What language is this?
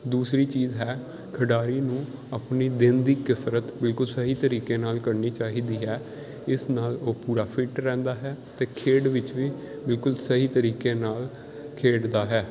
Punjabi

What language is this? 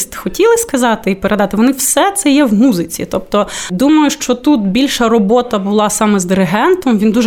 Ukrainian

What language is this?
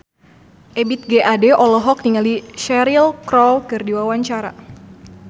Sundanese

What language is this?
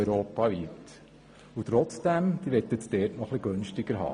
Swiss German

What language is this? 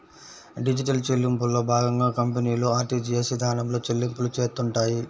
Telugu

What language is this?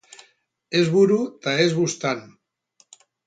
Basque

